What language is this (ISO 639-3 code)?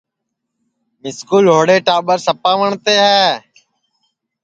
ssi